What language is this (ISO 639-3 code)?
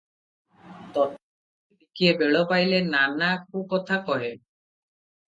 ori